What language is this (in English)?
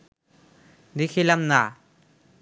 Bangla